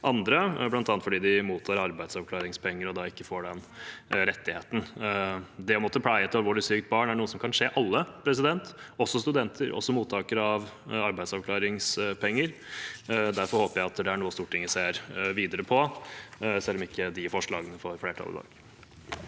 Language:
Norwegian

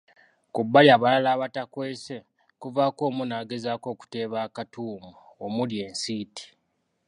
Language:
Ganda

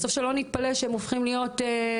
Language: Hebrew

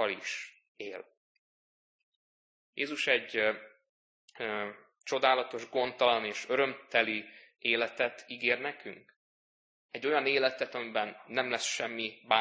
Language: Hungarian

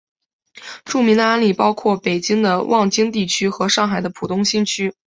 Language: Chinese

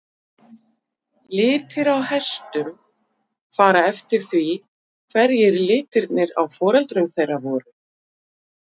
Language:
Icelandic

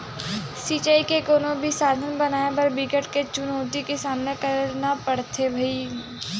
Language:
Chhattisgarhi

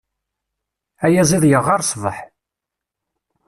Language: Kabyle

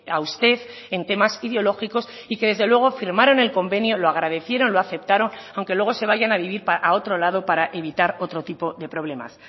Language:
Spanish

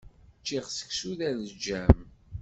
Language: Kabyle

